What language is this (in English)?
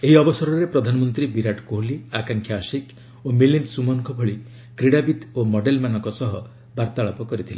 Odia